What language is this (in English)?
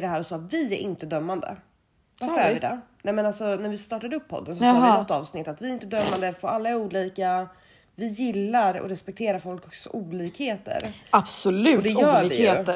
Swedish